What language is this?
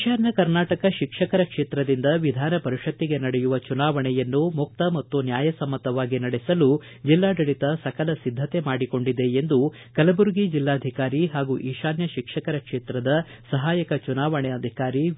Kannada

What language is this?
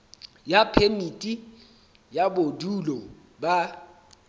Southern Sotho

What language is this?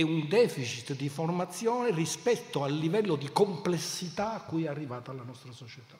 Italian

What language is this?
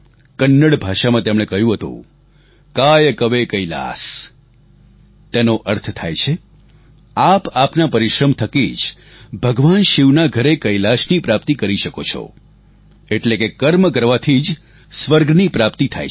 Gujarati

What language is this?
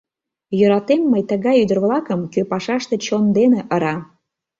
Mari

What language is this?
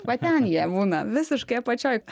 Lithuanian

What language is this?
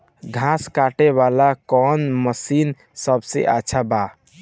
Bhojpuri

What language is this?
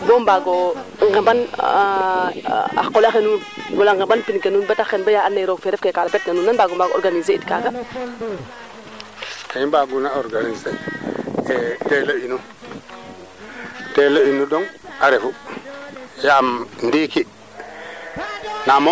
Serer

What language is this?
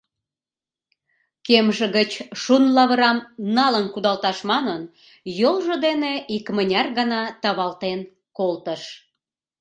Mari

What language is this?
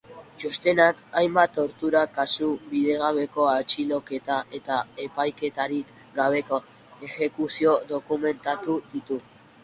Basque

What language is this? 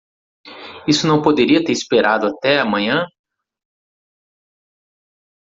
Portuguese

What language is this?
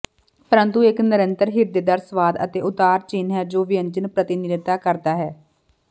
Punjabi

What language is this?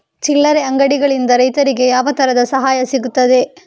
Kannada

